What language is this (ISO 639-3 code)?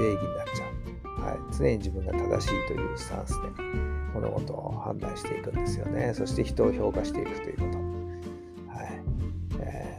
jpn